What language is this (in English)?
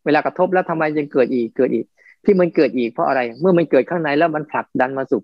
Thai